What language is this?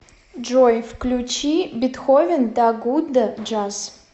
Russian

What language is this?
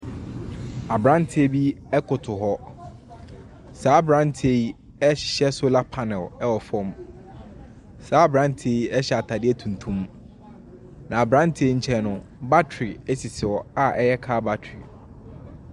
Akan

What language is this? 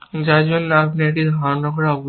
Bangla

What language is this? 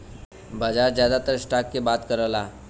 Bhojpuri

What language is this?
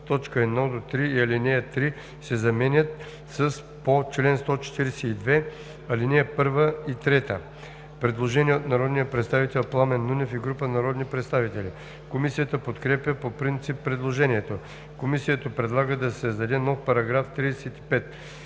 Bulgarian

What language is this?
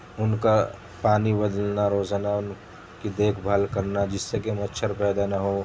Urdu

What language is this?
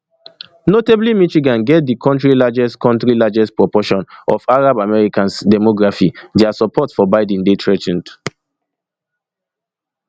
Nigerian Pidgin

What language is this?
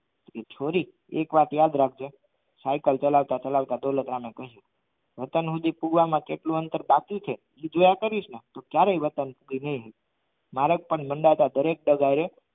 Gujarati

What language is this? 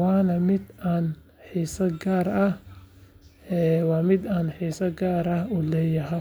Somali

